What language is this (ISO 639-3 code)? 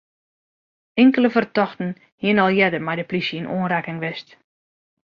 fry